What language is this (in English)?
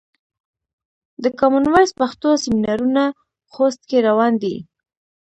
Pashto